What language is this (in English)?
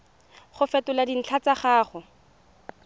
Tswana